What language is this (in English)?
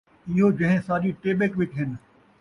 Saraiki